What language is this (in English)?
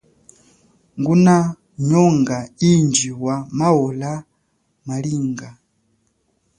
Chokwe